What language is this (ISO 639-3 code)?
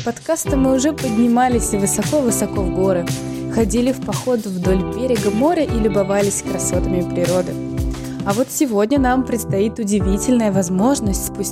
rus